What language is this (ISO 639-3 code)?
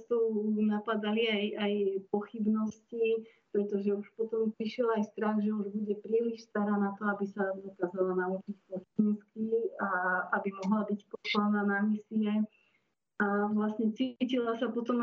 slk